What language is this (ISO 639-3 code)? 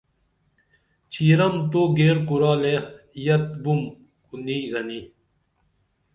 dml